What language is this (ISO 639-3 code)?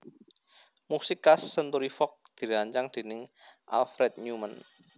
jav